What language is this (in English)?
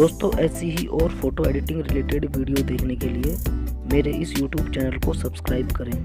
Hindi